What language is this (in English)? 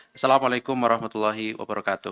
Indonesian